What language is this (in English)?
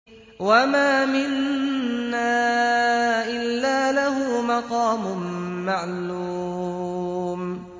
Arabic